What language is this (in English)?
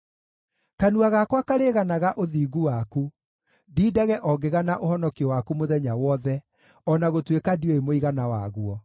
Kikuyu